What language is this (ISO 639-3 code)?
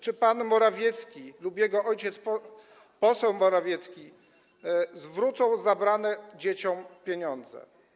pol